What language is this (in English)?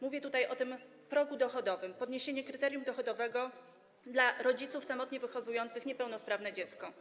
Polish